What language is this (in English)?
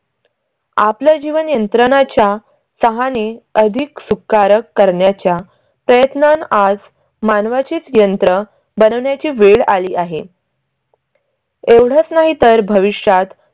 Marathi